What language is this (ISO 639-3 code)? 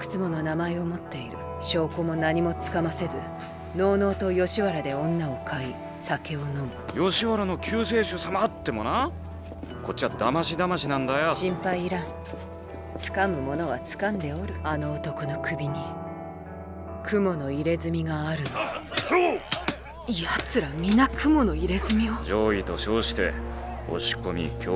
jpn